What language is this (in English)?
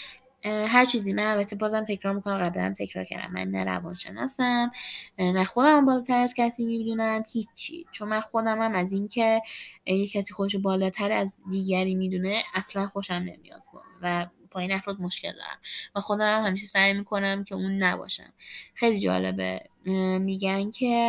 Persian